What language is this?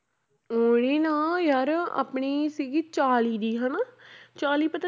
Punjabi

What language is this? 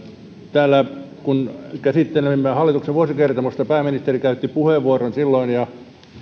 Finnish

